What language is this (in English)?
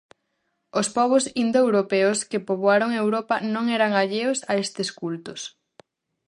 Galician